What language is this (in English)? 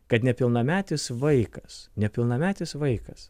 Lithuanian